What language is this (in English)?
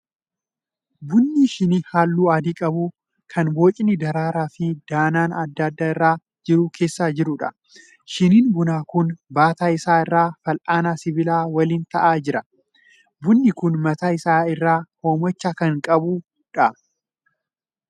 Oromo